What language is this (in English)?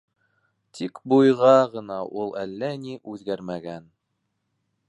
Bashkir